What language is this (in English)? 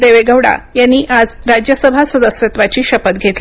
Marathi